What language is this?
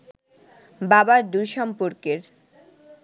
Bangla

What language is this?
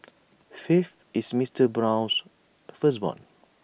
English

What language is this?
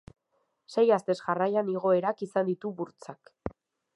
Basque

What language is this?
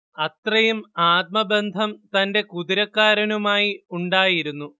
Malayalam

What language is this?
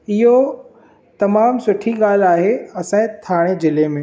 Sindhi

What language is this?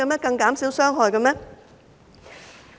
Cantonese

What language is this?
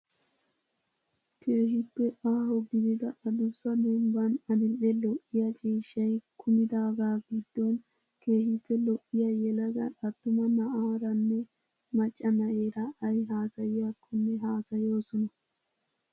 Wolaytta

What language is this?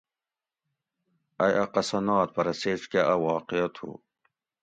Gawri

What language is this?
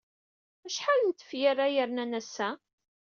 Kabyle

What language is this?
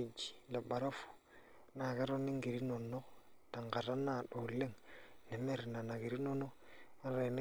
Masai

